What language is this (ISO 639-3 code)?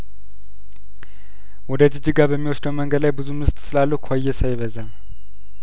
amh